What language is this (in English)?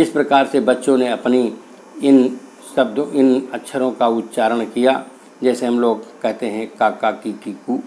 Hindi